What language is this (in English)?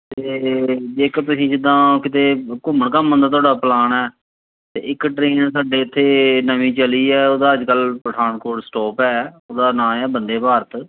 Punjabi